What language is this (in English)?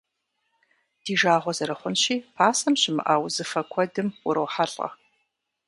Kabardian